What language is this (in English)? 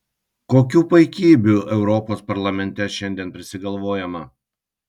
Lithuanian